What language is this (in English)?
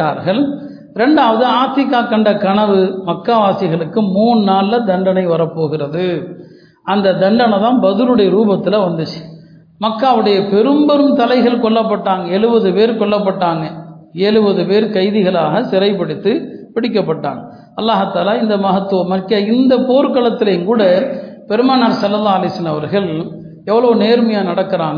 Tamil